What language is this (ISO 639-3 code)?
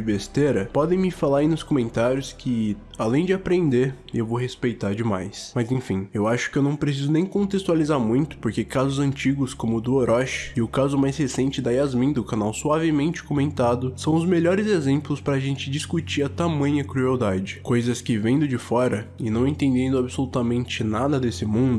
por